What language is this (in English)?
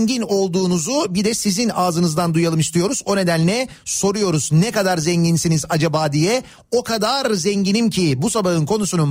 Turkish